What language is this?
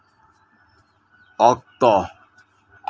Santali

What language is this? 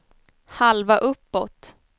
Swedish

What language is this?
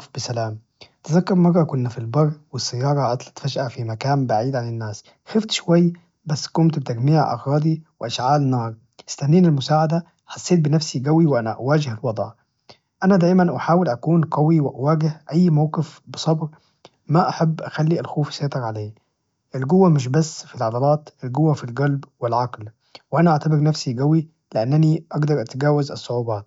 Najdi Arabic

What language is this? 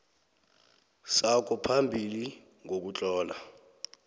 South Ndebele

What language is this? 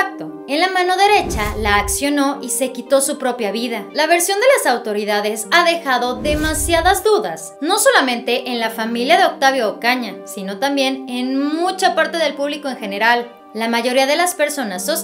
Spanish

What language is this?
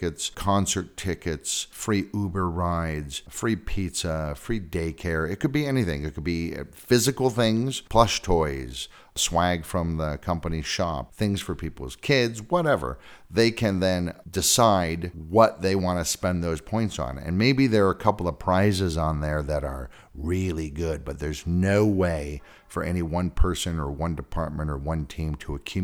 English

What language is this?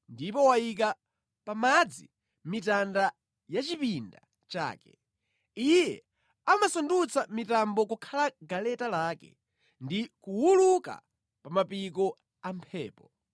Nyanja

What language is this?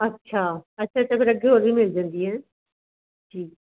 Punjabi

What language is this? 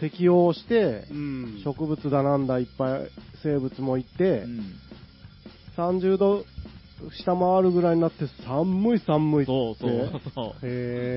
Japanese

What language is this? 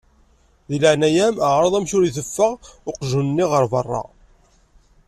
Kabyle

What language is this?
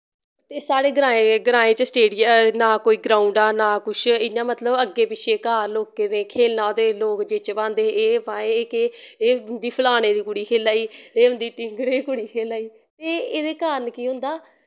Dogri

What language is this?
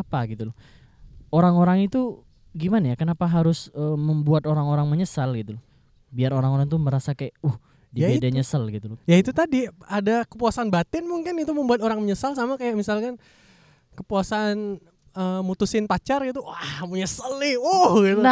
Indonesian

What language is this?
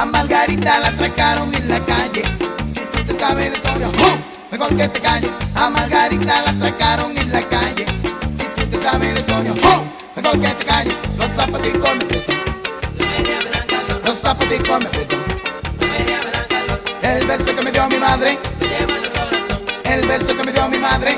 Spanish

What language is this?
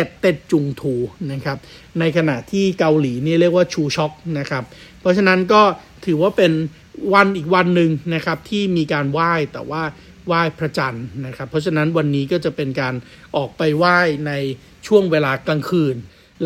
Thai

